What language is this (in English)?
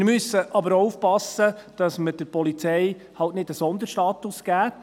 Swiss German